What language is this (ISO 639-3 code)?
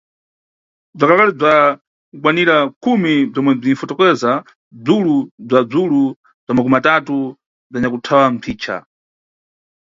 nyu